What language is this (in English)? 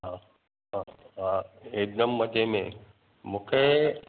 Sindhi